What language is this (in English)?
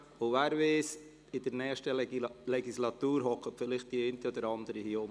Swiss German